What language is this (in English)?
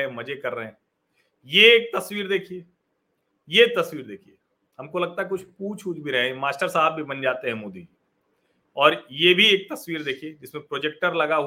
Hindi